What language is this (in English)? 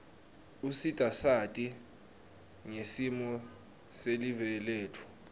Swati